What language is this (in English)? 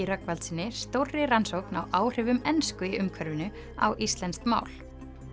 Icelandic